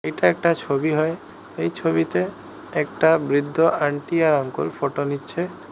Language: Bangla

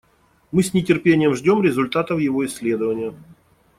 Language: Russian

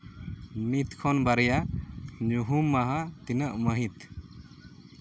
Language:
Santali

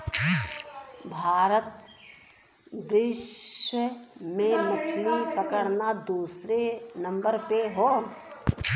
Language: Bhojpuri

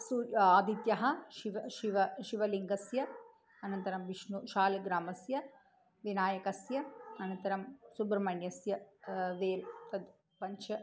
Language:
Sanskrit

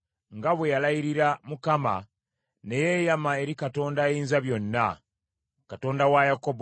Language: Ganda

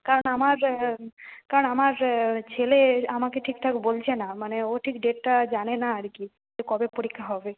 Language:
Bangla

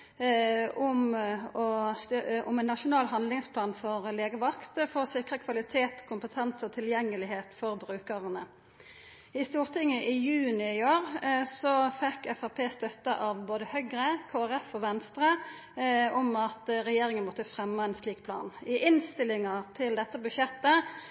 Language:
Norwegian Nynorsk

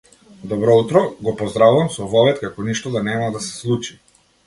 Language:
Macedonian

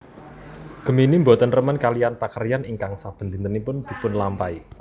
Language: Javanese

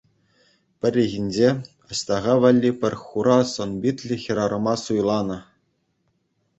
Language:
Chuvash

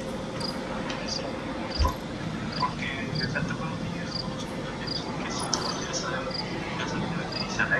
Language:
Spanish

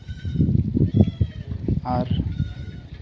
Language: Santali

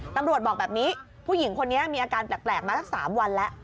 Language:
Thai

